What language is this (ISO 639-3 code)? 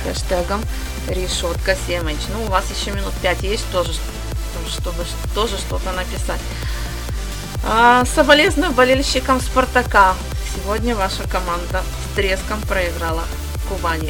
rus